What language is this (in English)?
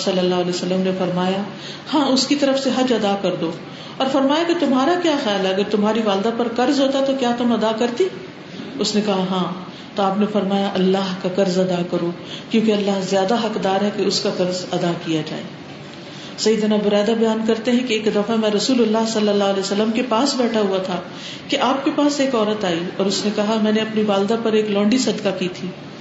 Urdu